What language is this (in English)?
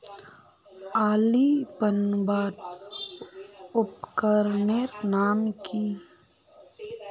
Magahi